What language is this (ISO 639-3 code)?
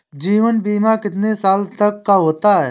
hin